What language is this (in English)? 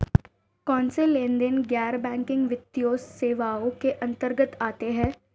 Hindi